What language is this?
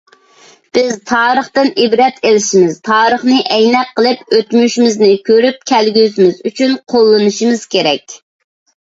Uyghur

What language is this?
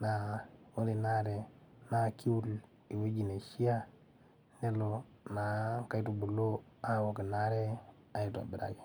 Masai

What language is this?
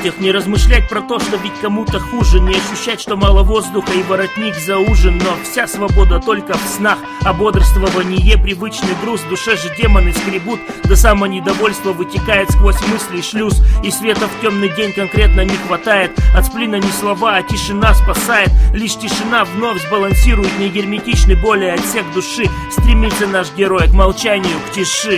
Russian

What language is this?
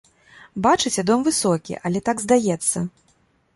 Belarusian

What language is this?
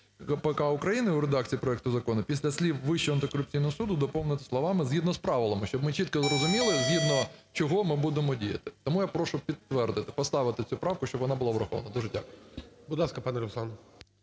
Ukrainian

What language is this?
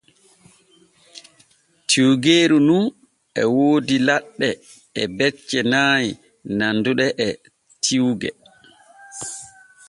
Borgu Fulfulde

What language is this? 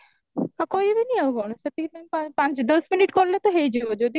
Odia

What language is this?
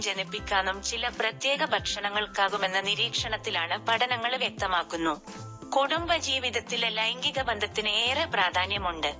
Malayalam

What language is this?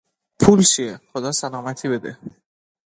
Persian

